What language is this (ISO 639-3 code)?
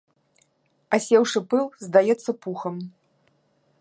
bel